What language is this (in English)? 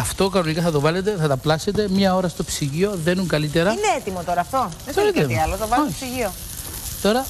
Greek